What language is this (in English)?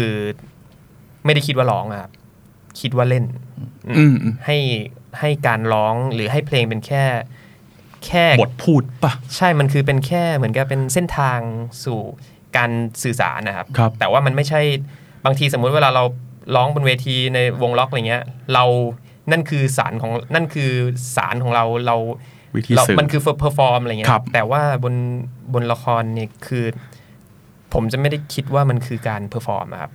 Thai